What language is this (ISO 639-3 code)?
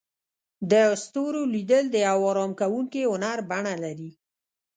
pus